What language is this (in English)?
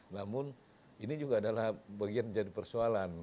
Indonesian